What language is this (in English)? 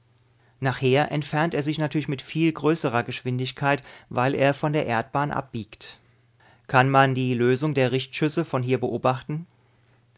German